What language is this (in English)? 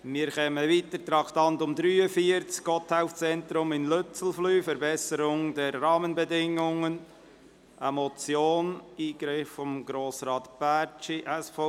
Swiss German